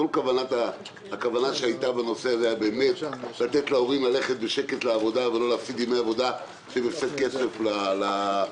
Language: Hebrew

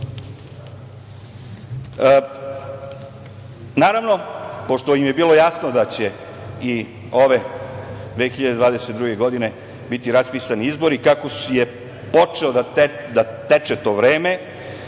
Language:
Serbian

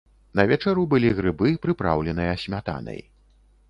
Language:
Belarusian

